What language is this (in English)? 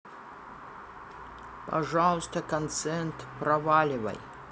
Russian